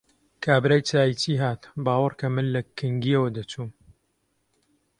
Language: Central Kurdish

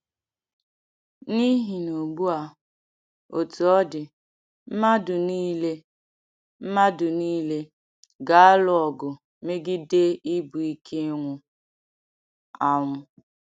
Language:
Igbo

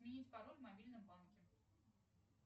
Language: Russian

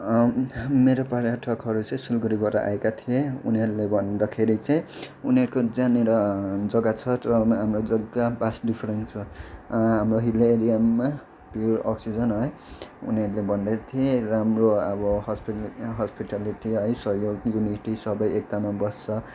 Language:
Nepali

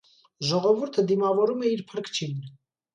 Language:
Armenian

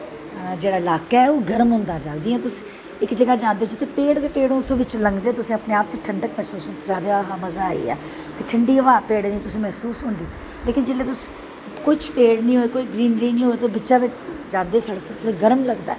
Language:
Dogri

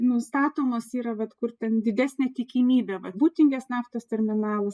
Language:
Lithuanian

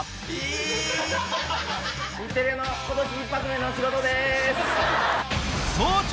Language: Japanese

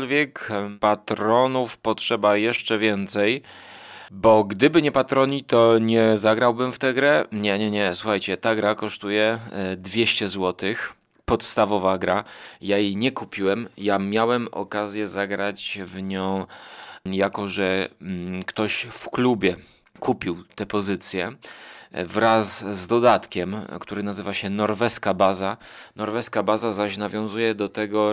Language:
Polish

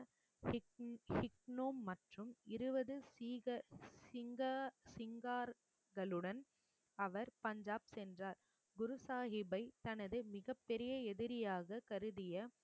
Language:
Tamil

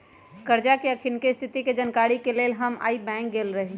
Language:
Magahi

